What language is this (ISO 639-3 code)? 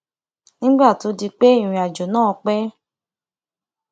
yor